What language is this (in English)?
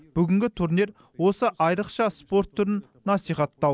Kazakh